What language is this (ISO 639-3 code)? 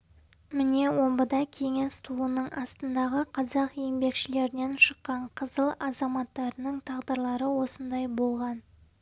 kaz